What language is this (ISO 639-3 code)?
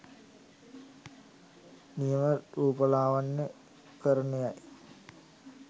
sin